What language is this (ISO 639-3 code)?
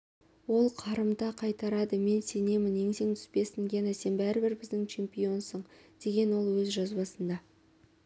kaz